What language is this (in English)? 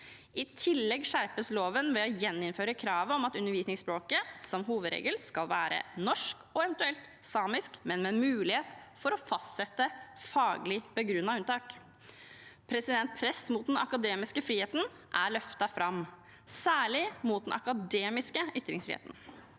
Norwegian